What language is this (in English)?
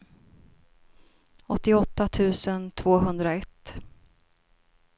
Swedish